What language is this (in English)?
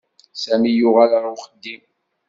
Kabyle